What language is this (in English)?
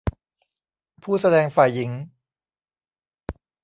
Thai